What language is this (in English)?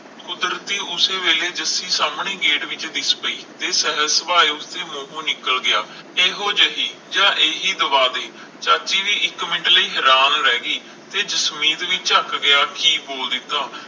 Punjabi